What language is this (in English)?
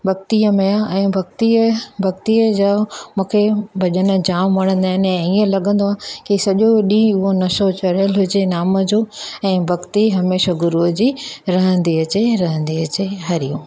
Sindhi